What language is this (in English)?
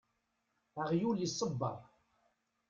Kabyle